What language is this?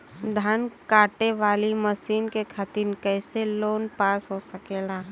Bhojpuri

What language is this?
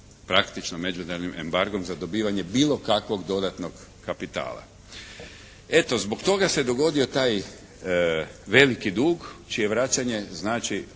Croatian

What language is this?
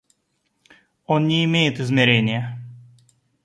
Russian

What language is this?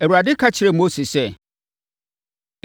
Akan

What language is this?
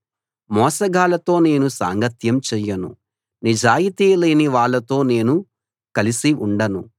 Telugu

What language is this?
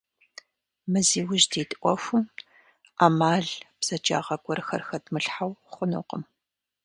Kabardian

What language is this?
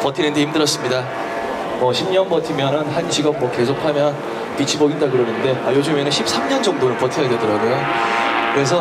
Korean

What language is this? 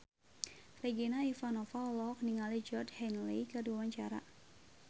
Sundanese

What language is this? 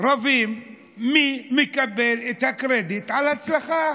Hebrew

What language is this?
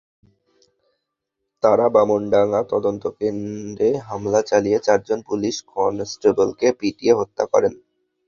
Bangla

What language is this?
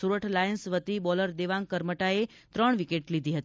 Gujarati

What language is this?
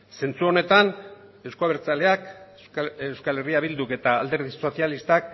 Basque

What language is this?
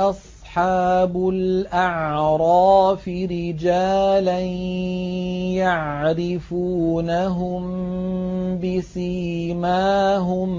Arabic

